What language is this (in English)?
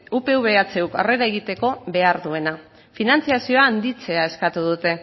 Basque